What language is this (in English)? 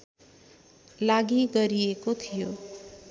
Nepali